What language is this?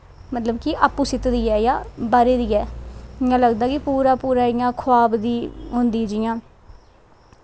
Dogri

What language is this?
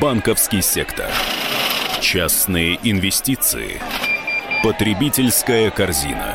Russian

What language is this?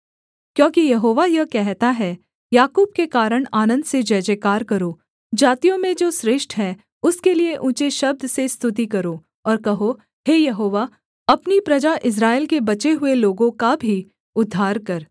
Hindi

